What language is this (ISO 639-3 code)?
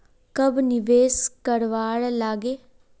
mag